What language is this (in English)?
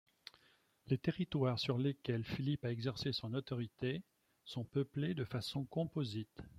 French